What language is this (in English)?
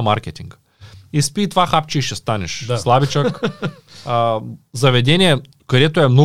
Bulgarian